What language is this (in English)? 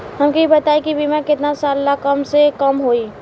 Bhojpuri